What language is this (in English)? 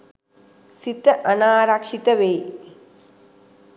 Sinhala